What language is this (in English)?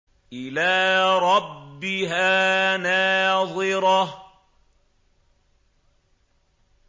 Arabic